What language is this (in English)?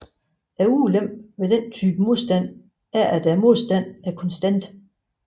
Danish